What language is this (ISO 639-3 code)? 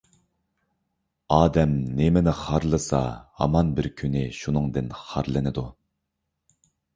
uig